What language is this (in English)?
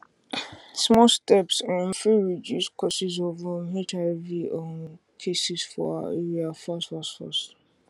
Nigerian Pidgin